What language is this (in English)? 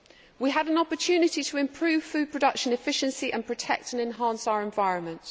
English